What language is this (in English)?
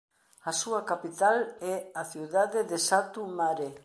Galician